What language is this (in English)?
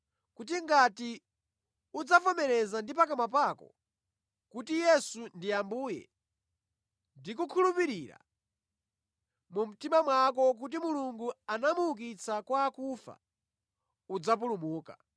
Nyanja